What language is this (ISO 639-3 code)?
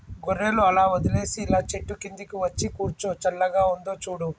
tel